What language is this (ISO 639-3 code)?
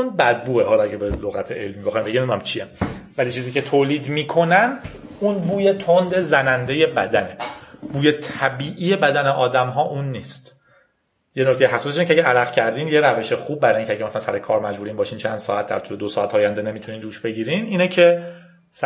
fas